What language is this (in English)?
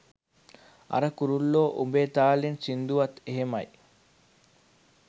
Sinhala